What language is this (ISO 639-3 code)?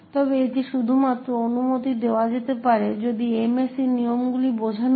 ben